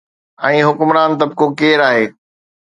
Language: Sindhi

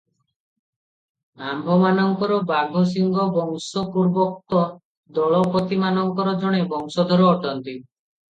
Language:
Odia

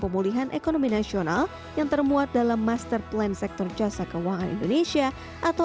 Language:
Indonesian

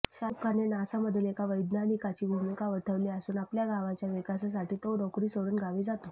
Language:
Marathi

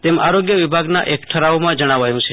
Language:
Gujarati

